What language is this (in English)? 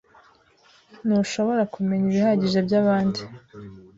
Kinyarwanda